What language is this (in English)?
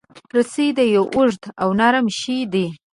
Pashto